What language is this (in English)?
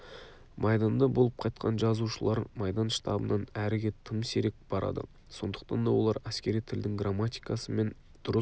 Kazakh